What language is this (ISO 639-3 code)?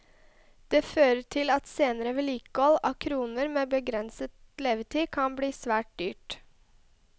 nor